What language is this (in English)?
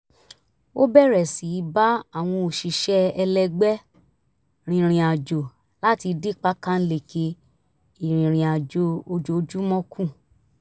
Yoruba